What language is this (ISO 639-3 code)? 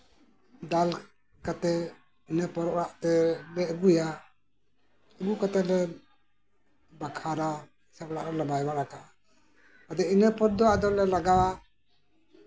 sat